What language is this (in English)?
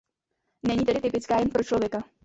Czech